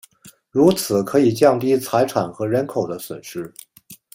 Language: Chinese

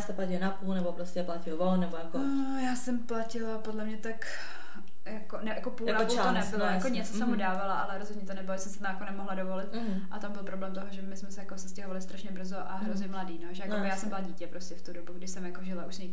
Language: Czech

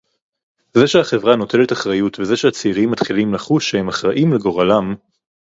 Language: Hebrew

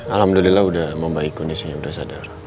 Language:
Indonesian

